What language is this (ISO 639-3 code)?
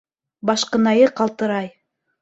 bak